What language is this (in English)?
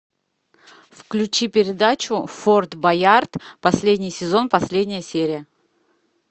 Russian